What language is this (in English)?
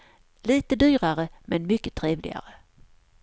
Swedish